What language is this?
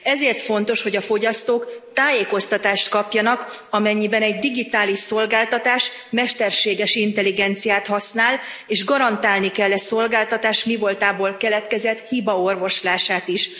Hungarian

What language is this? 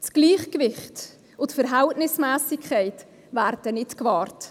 Swiss German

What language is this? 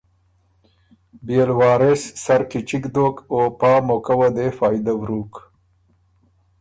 Ormuri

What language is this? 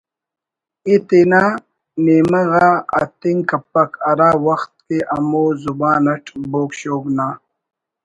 Brahui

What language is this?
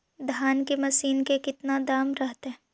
Magahi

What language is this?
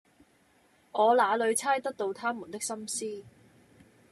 Cantonese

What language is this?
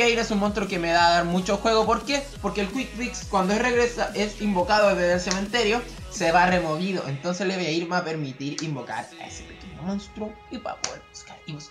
Spanish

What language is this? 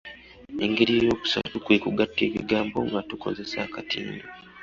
Ganda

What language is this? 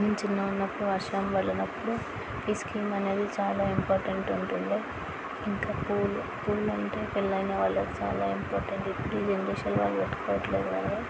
Telugu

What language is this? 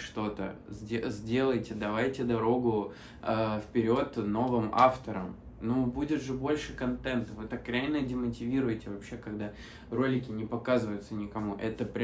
Russian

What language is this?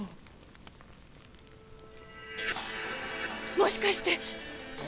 Japanese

